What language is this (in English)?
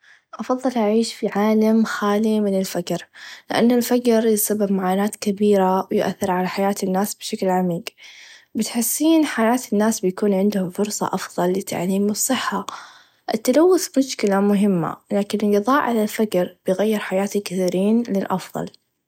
Najdi Arabic